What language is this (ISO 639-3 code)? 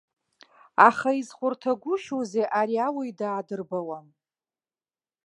abk